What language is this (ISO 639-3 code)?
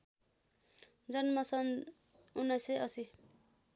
nep